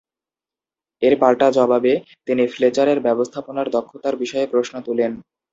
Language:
Bangla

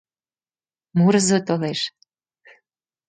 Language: Mari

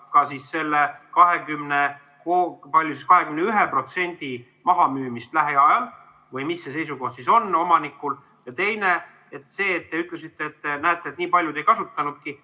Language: Estonian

